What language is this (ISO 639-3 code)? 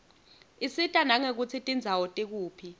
ssw